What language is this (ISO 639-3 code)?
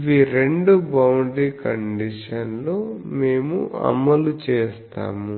tel